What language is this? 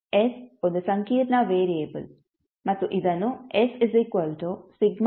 Kannada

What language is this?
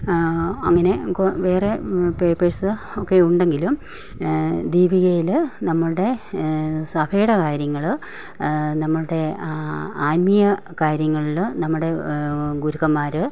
Malayalam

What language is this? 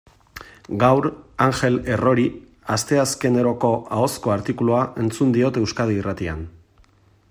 Basque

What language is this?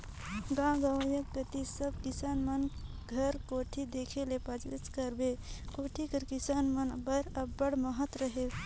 Chhattisgarhi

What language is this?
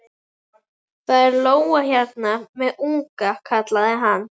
Icelandic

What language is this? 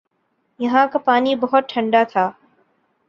Urdu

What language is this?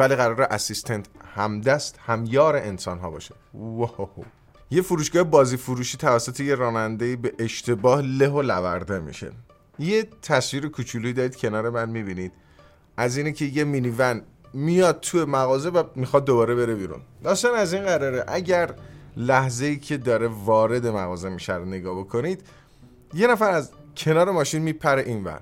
Persian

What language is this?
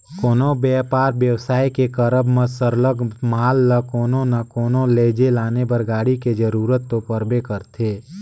Chhattisgarhi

